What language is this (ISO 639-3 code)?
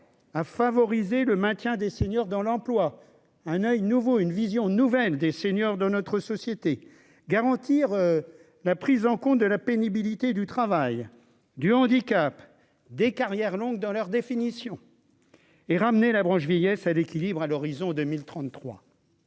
fra